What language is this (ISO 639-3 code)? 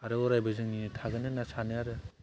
brx